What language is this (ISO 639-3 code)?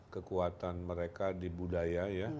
ind